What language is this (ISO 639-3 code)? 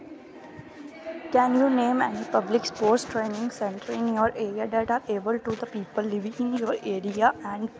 doi